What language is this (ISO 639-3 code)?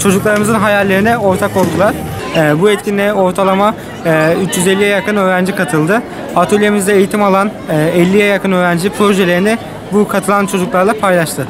tur